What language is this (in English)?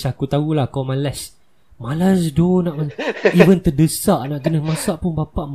Malay